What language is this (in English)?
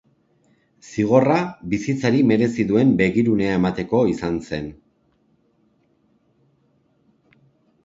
Basque